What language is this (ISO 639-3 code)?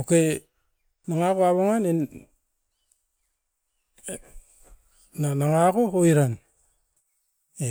eiv